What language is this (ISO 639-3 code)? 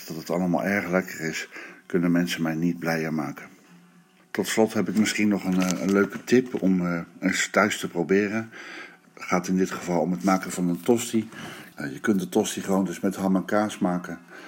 nld